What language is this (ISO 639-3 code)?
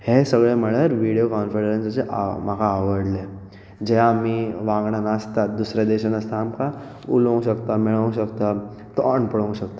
kok